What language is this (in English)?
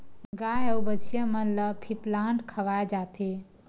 Chhattisgarhi